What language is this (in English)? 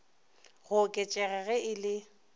Northern Sotho